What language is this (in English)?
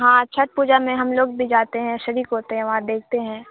Urdu